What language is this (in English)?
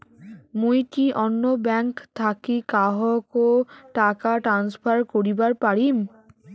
Bangla